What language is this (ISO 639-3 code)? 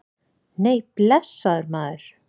isl